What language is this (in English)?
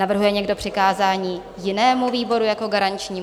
Czech